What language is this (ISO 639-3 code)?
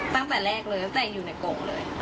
tha